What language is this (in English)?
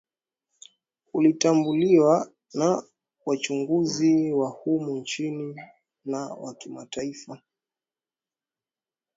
Swahili